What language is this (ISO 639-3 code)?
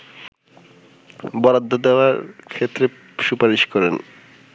ben